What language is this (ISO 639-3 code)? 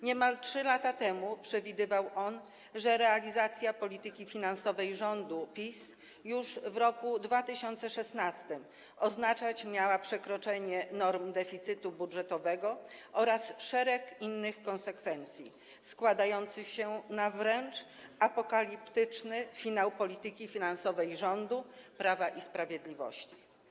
pol